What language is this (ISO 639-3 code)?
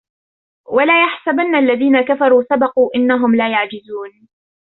ara